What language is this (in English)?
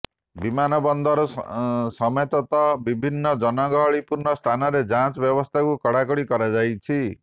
Odia